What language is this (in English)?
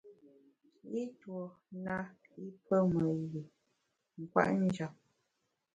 Bamun